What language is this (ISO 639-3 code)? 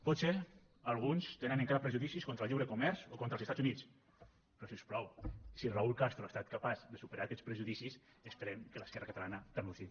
cat